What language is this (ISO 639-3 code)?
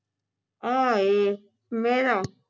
pan